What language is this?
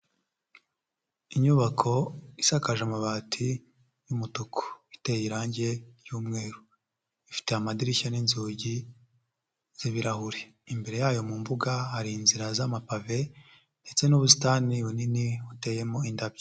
Kinyarwanda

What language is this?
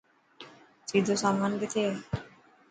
Dhatki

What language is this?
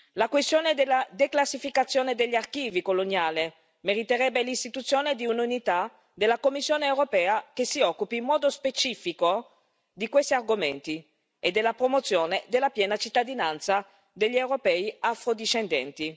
Italian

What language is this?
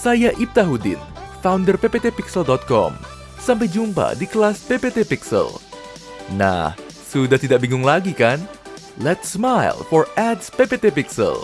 Indonesian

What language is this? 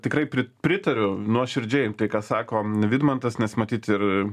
Lithuanian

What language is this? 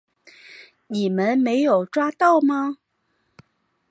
Chinese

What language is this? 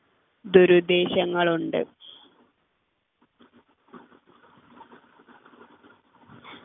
Malayalam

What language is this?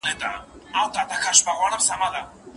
Pashto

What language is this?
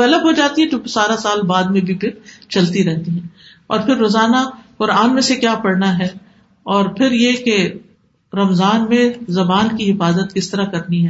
Urdu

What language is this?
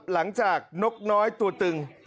Thai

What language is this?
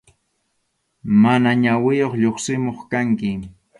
Arequipa-La Unión Quechua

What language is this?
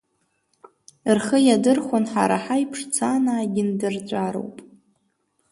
Abkhazian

